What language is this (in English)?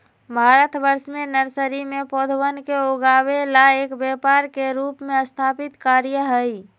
Magahi